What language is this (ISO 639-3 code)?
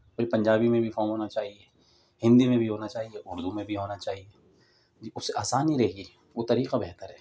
urd